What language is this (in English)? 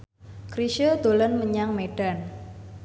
Javanese